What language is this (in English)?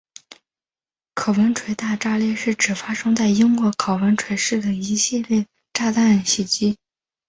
Chinese